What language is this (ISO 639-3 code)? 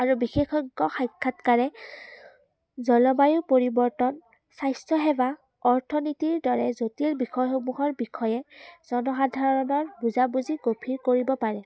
asm